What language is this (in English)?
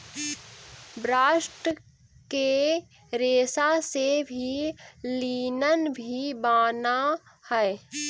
Magahi